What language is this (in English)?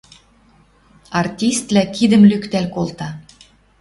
Western Mari